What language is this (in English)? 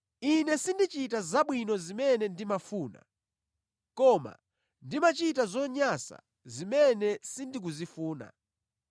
Nyanja